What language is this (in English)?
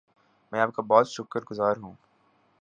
Urdu